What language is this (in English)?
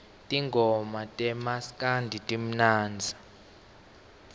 Swati